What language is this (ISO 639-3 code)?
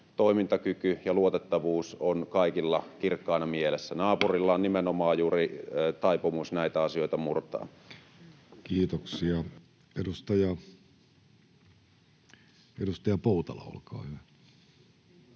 fin